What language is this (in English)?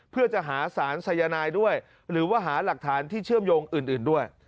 Thai